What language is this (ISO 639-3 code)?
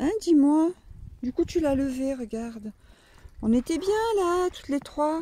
fra